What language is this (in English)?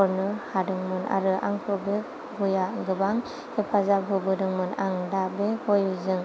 Bodo